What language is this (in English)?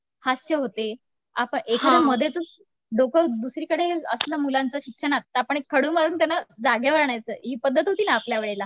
Marathi